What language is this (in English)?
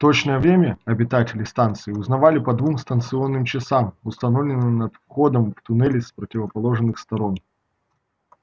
Russian